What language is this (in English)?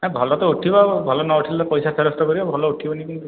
Odia